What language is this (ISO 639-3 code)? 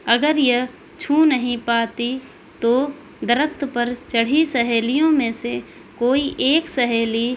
urd